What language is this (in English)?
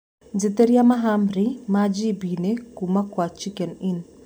Kikuyu